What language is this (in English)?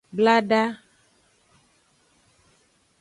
Aja (Benin)